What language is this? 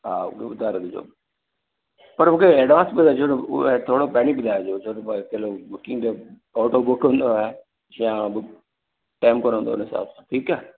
Sindhi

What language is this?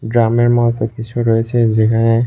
Bangla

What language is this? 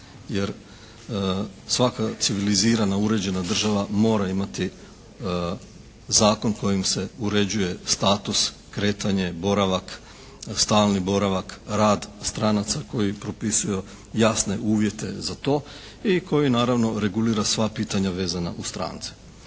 Croatian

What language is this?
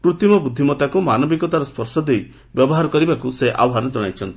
Odia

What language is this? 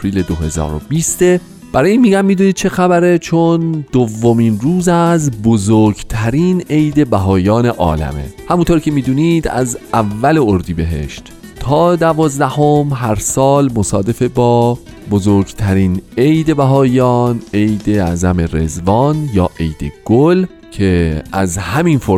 Persian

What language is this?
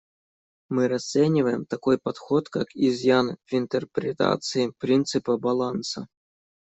Russian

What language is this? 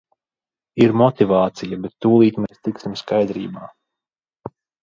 Latvian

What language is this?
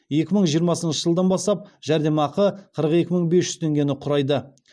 Kazakh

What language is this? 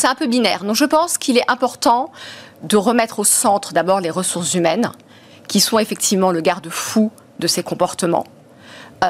French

